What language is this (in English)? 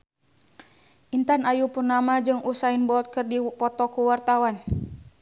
Sundanese